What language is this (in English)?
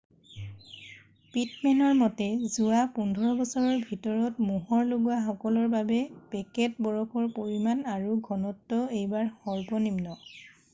Assamese